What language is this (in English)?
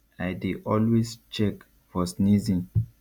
Nigerian Pidgin